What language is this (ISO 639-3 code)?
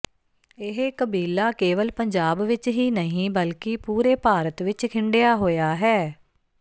pan